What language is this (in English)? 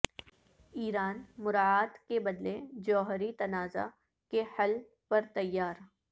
Urdu